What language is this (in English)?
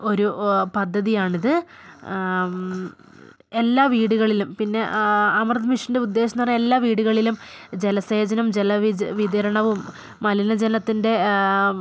Malayalam